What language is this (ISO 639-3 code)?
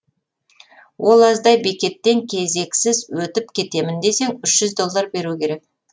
kaz